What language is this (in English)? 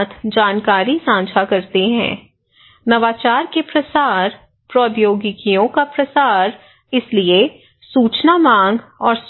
Hindi